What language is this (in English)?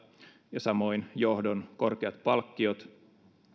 Finnish